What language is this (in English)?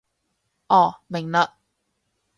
Cantonese